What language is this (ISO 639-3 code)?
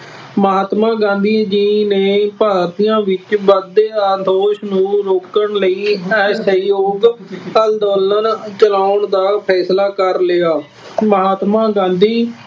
pan